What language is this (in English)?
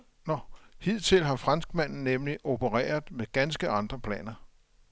Danish